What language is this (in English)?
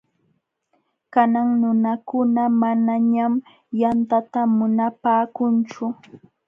Jauja Wanca Quechua